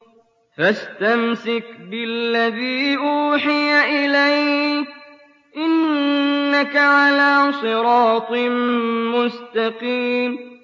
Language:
Arabic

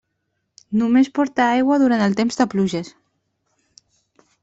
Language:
Catalan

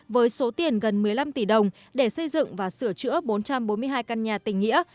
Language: Vietnamese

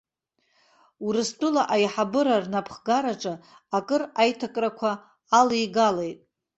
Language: Abkhazian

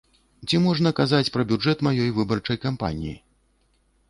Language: Belarusian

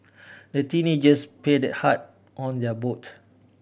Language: English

